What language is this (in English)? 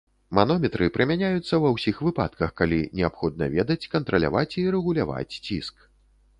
Belarusian